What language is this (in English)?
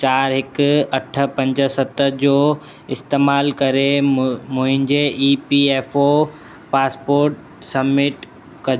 Sindhi